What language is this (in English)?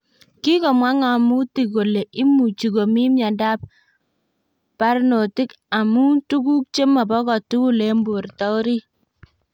Kalenjin